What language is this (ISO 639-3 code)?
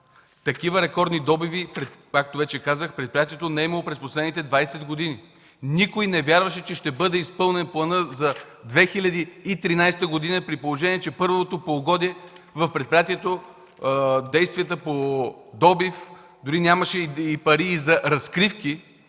bul